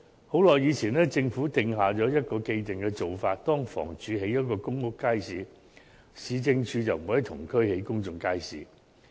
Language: Cantonese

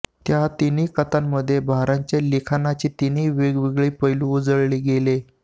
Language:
Marathi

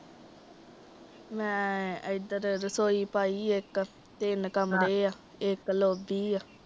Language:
Punjabi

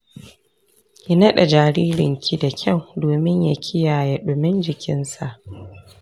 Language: Hausa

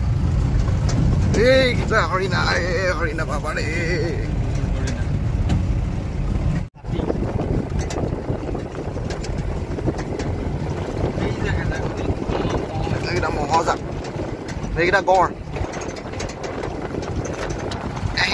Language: Indonesian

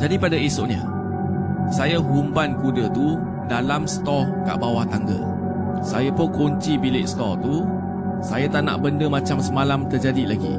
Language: Malay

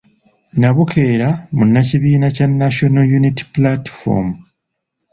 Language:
Ganda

